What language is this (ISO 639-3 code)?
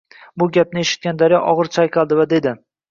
uzb